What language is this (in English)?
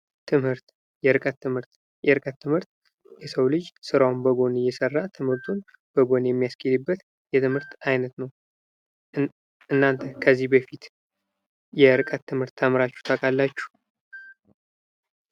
Amharic